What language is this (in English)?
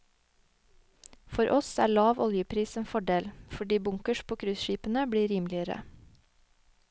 Norwegian